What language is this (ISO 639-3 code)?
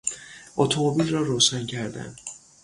fas